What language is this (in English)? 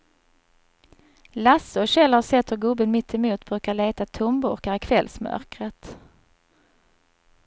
Swedish